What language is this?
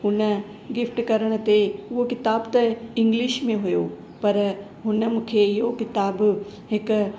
Sindhi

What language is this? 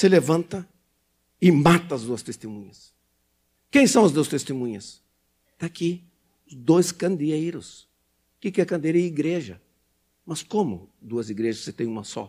Portuguese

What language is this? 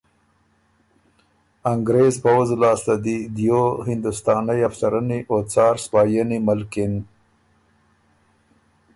Ormuri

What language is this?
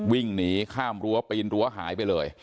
Thai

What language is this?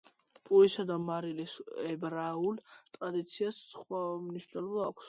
Georgian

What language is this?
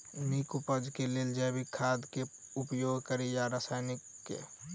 Maithili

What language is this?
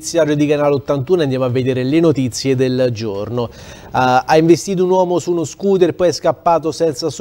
Italian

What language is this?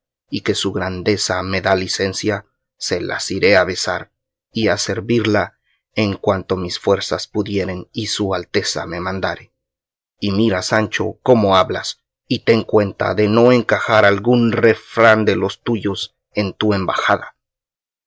Spanish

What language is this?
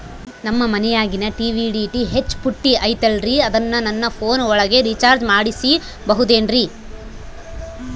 Kannada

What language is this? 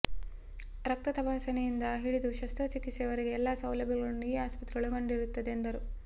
Kannada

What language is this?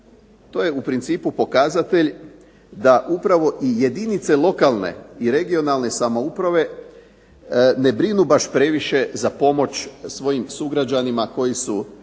Croatian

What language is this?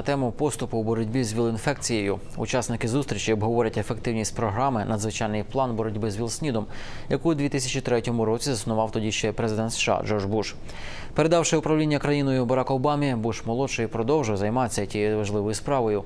Ukrainian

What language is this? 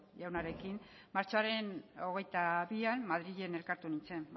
Basque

